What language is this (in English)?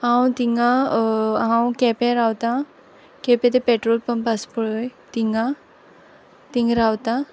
Konkani